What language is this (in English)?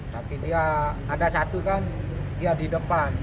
Indonesian